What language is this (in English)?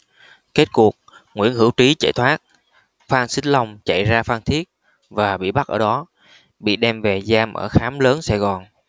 Vietnamese